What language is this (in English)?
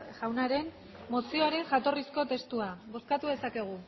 Basque